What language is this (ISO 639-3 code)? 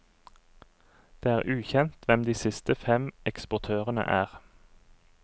nor